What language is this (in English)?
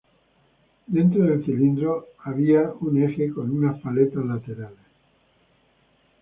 Spanish